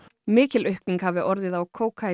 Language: Icelandic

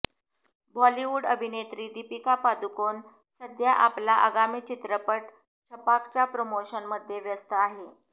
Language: Marathi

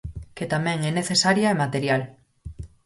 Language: Galician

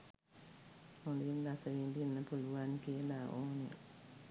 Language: Sinhala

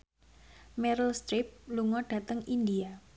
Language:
Javanese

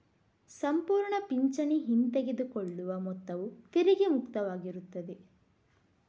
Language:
Kannada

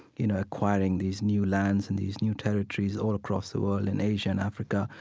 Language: English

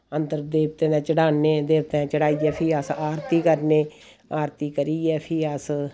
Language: Dogri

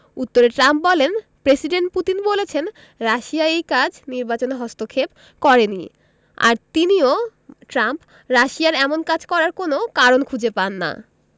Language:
Bangla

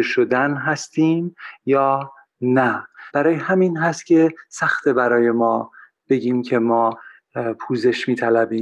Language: Persian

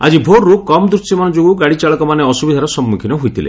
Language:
Odia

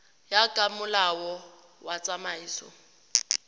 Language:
Tswana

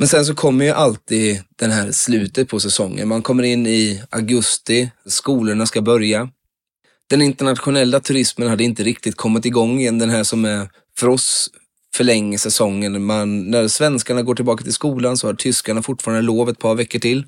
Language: Swedish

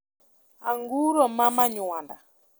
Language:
Luo (Kenya and Tanzania)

